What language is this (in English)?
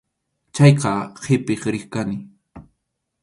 Arequipa-La Unión Quechua